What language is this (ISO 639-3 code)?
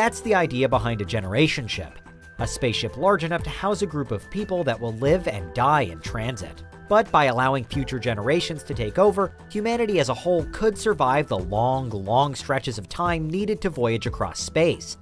eng